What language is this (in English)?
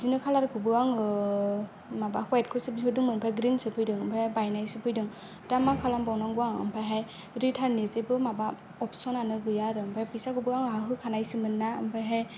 Bodo